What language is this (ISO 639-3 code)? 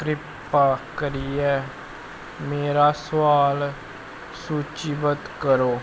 doi